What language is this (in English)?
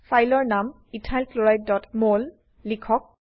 Assamese